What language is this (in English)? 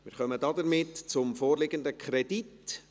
Swiss German